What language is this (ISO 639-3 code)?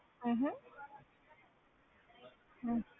pan